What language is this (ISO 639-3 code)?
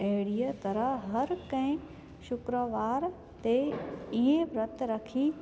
snd